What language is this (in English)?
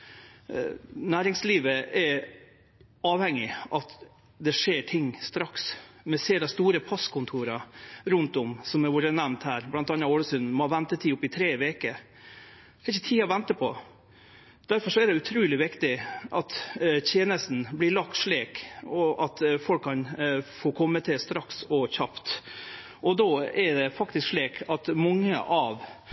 Norwegian Nynorsk